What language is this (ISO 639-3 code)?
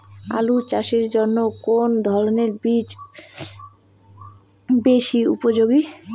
ben